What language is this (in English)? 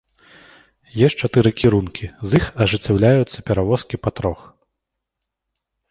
Belarusian